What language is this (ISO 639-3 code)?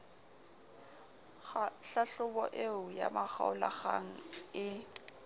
sot